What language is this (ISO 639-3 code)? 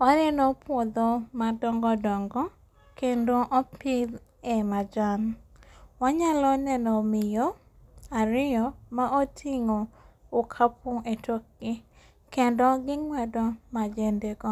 luo